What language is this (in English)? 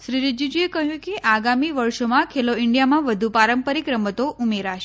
Gujarati